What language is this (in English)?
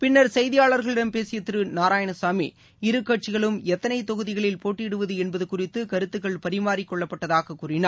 Tamil